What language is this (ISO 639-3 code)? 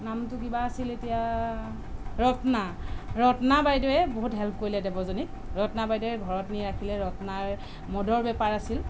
asm